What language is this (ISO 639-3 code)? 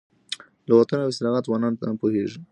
pus